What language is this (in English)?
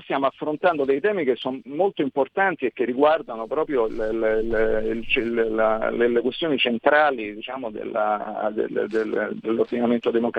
Italian